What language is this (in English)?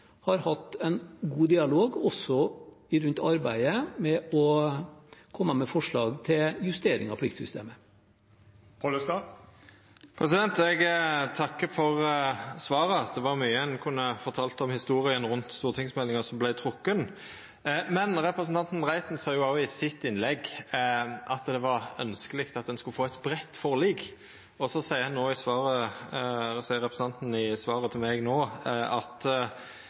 Norwegian